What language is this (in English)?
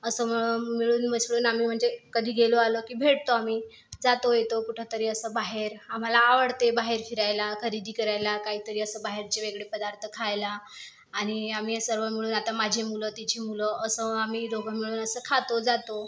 Marathi